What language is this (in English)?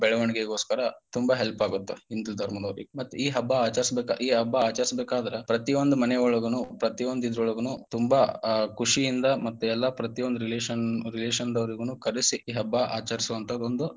Kannada